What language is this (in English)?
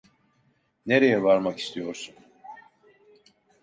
Turkish